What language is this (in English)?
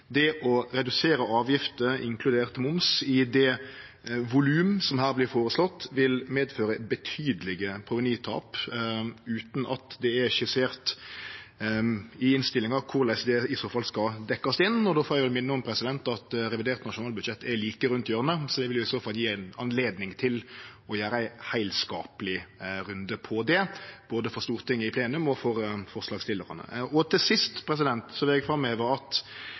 Norwegian Nynorsk